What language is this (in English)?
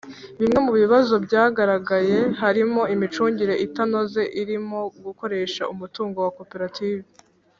Kinyarwanda